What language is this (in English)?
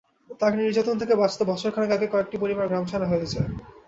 Bangla